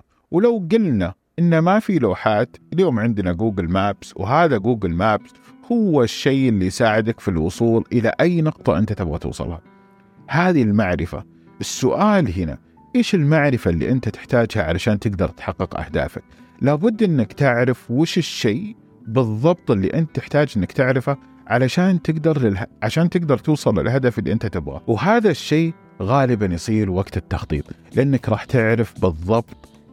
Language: Arabic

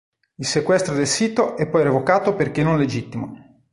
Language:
Italian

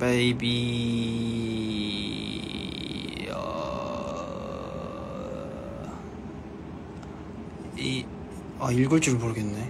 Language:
Korean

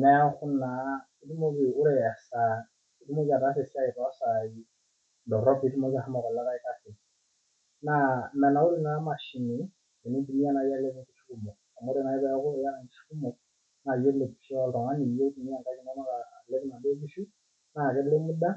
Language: Masai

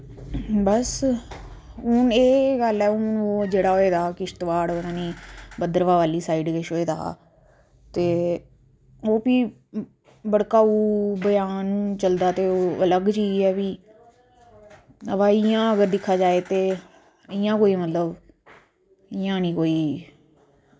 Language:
Dogri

